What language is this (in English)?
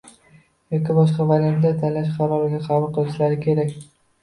Uzbek